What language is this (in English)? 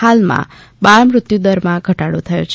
Gujarati